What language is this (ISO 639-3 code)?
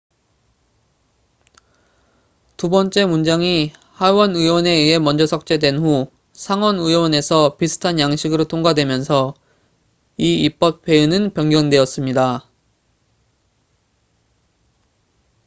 kor